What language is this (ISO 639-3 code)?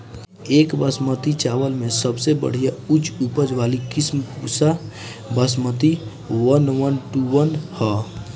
bho